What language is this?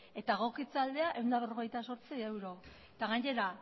Basque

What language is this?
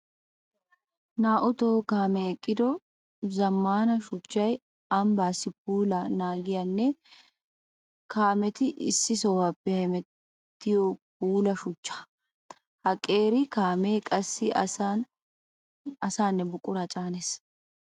Wolaytta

